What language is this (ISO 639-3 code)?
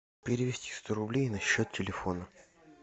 rus